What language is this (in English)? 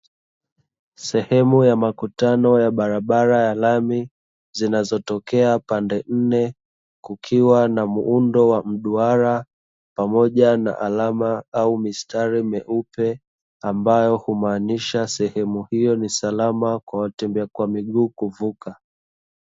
Swahili